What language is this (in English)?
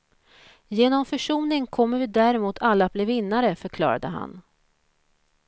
Swedish